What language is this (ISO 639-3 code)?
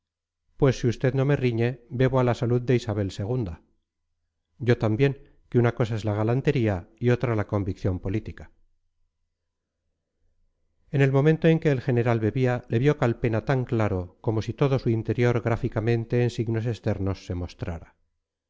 spa